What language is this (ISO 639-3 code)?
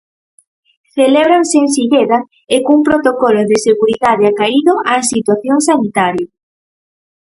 glg